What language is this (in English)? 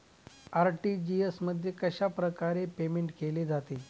Marathi